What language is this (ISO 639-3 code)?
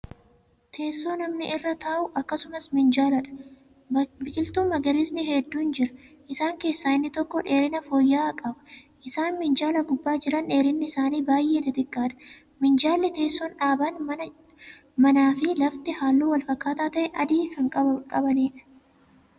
orm